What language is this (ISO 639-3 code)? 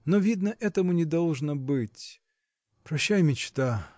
rus